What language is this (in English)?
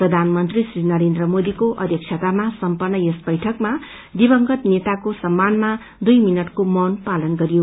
Nepali